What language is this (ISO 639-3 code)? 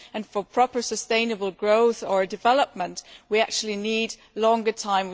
eng